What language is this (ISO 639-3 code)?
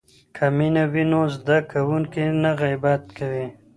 pus